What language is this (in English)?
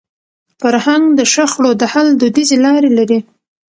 Pashto